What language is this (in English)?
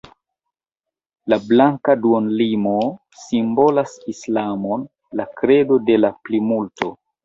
Esperanto